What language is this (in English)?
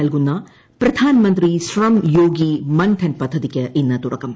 Malayalam